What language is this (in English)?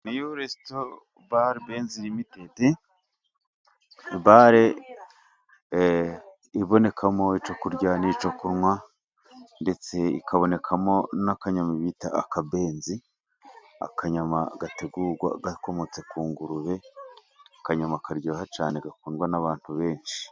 Kinyarwanda